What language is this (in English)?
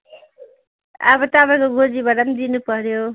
Nepali